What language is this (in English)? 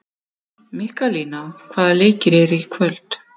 Icelandic